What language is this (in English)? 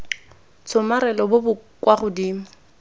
Tswana